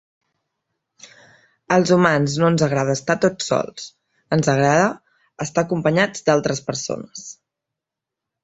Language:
Catalan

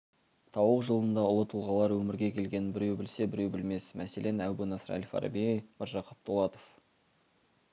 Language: Kazakh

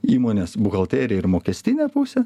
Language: Lithuanian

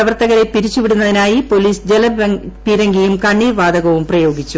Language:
Malayalam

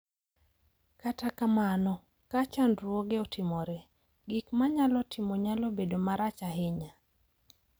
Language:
Luo (Kenya and Tanzania)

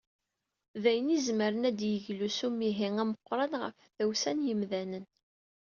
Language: Kabyle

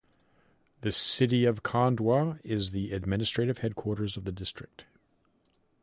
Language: English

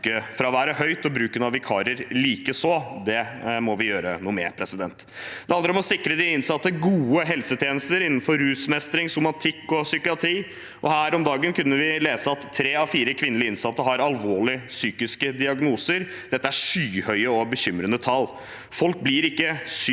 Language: Norwegian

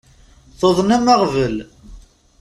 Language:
Kabyle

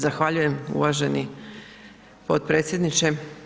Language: Croatian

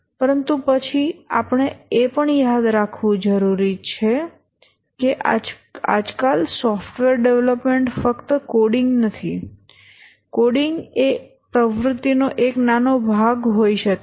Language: Gujarati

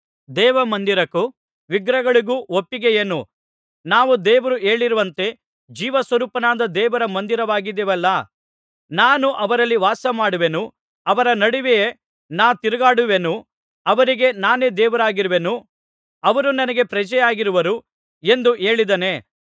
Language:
Kannada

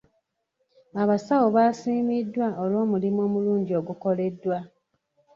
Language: Ganda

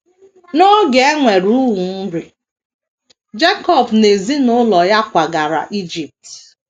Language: Igbo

